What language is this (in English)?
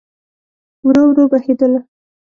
Pashto